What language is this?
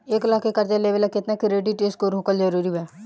Bhojpuri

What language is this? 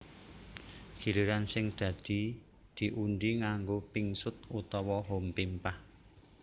Javanese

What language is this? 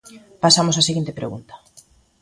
Galician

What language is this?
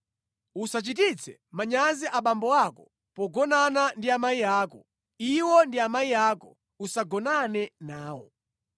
Nyanja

